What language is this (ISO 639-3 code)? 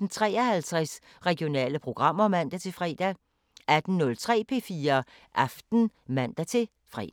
dan